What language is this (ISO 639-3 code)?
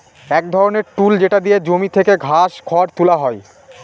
ben